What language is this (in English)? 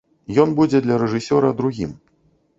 Belarusian